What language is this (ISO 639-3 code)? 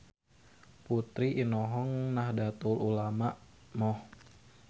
sun